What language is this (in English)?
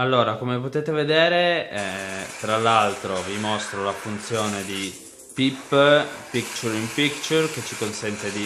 Italian